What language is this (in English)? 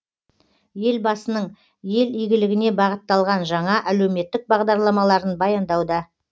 Kazakh